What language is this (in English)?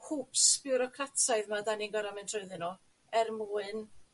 Welsh